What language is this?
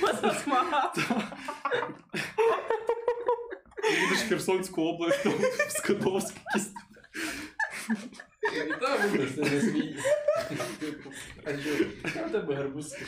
Ukrainian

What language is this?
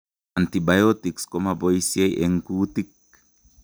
Kalenjin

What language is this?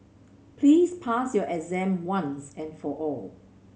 English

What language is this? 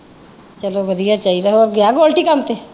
Punjabi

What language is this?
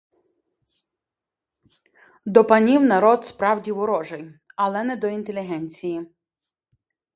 Ukrainian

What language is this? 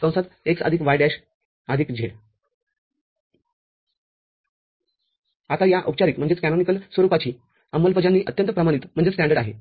Marathi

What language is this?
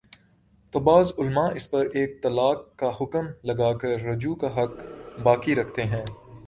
Urdu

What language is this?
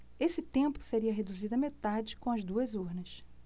Portuguese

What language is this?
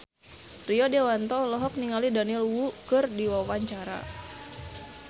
Sundanese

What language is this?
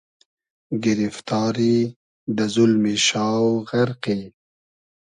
Hazaragi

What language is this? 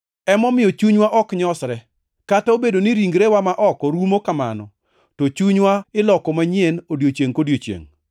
Luo (Kenya and Tanzania)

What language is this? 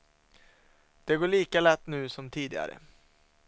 Swedish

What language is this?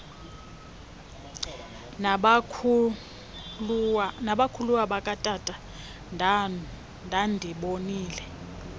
Xhosa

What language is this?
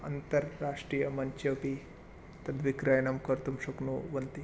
Sanskrit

